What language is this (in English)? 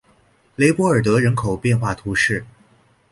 Chinese